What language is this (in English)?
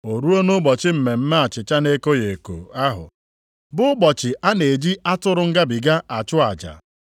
Igbo